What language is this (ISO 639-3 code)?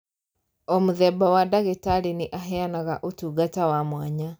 kik